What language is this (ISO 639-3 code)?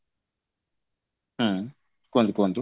ori